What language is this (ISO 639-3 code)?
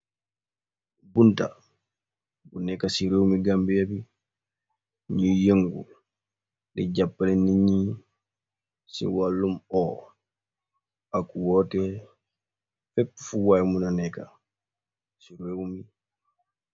wol